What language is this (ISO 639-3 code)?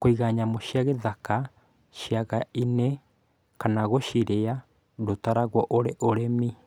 kik